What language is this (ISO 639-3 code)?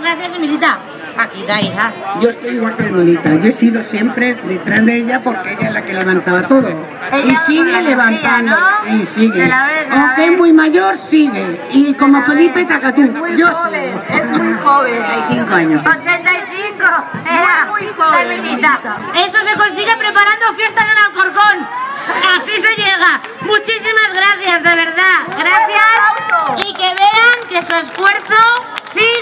spa